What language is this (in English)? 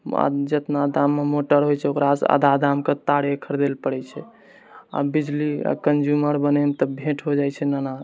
Maithili